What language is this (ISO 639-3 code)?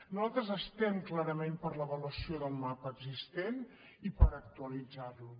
cat